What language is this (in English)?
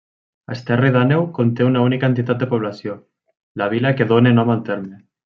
Catalan